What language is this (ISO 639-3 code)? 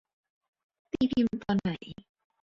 tha